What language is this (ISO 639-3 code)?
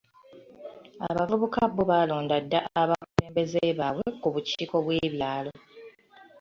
lug